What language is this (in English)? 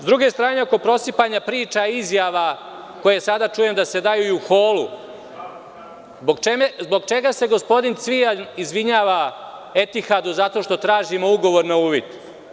Serbian